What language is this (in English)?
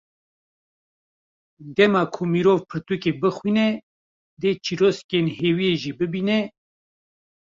Kurdish